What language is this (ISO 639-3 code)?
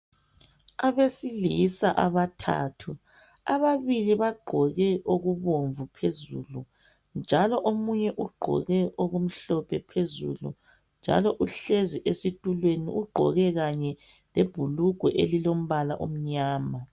nde